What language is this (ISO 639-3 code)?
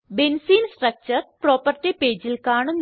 mal